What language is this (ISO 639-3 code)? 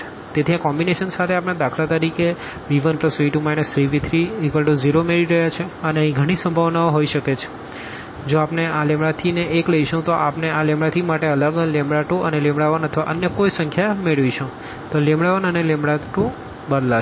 guj